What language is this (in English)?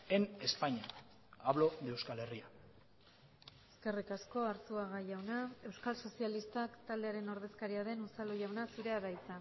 Basque